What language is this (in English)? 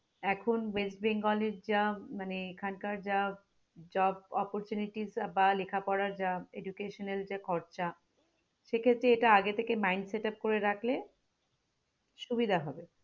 Bangla